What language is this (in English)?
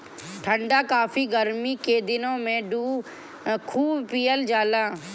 Bhojpuri